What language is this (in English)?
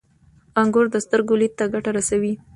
Pashto